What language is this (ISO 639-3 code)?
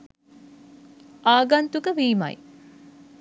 sin